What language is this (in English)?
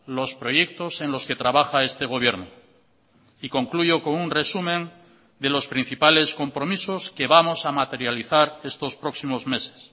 Spanish